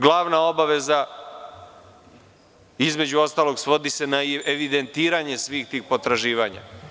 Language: Serbian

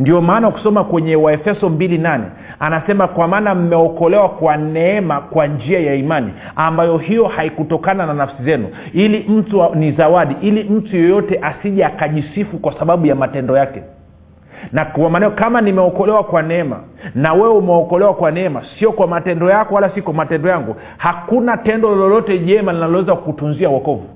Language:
Swahili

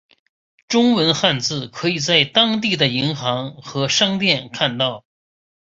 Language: Chinese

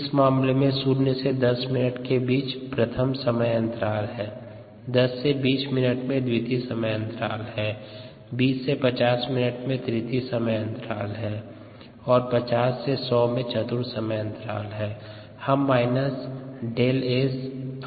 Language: Hindi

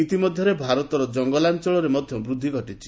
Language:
Odia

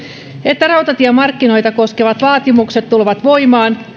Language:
Finnish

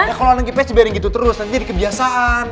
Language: Indonesian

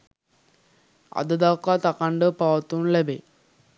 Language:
Sinhala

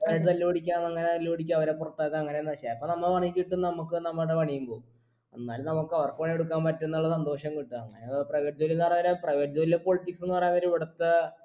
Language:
Malayalam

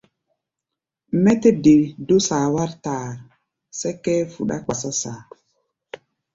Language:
Gbaya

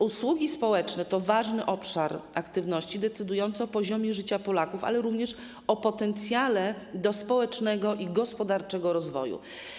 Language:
Polish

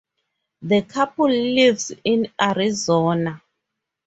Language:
English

